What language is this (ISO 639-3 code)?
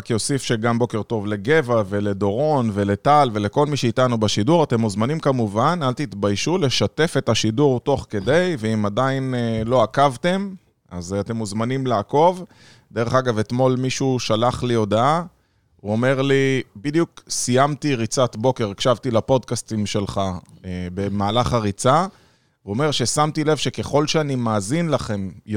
heb